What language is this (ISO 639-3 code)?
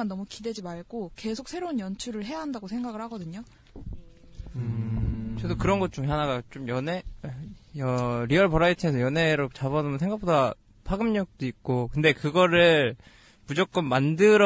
kor